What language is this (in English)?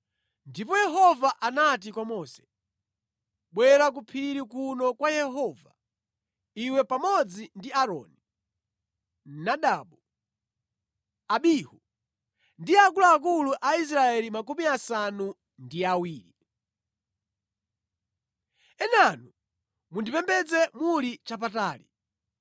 Nyanja